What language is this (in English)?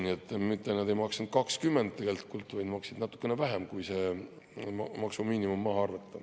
Estonian